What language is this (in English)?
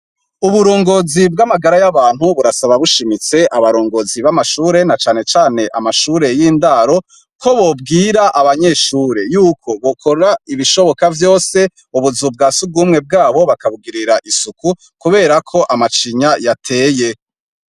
Rundi